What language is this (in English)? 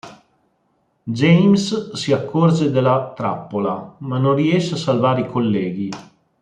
Italian